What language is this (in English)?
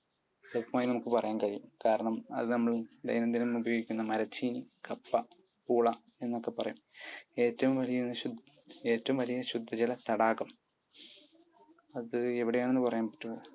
Malayalam